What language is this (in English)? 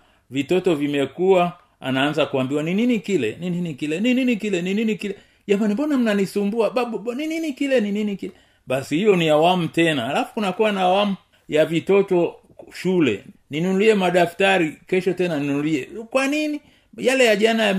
Swahili